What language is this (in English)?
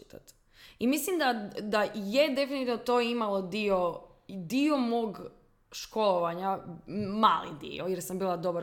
Croatian